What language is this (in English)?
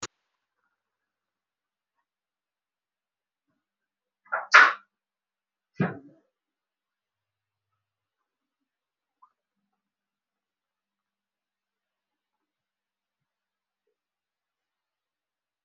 Somali